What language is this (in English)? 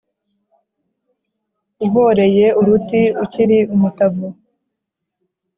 Kinyarwanda